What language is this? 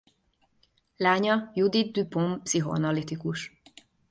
Hungarian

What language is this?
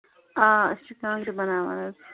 Kashmiri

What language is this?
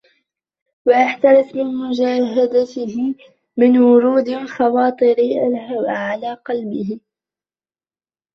Arabic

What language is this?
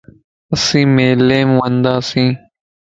Lasi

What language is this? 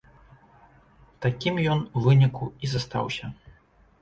Belarusian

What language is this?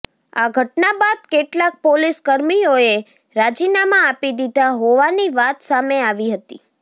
Gujarati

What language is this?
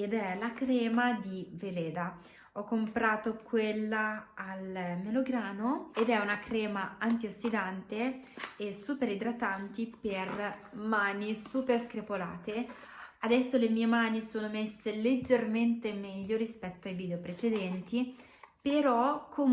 Italian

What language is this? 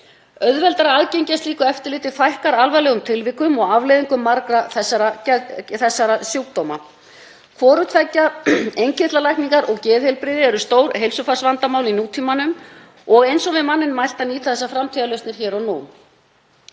Icelandic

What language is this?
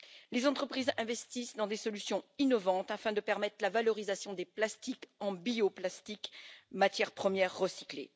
French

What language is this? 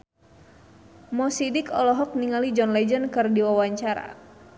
Sundanese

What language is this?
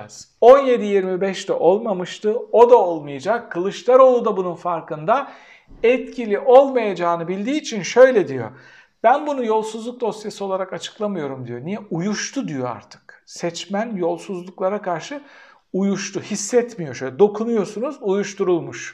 Turkish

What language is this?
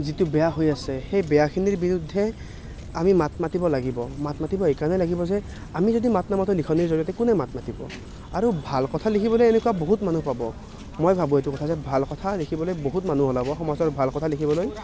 Assamese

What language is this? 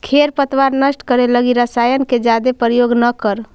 Magahi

